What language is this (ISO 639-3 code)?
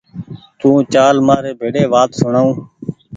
gig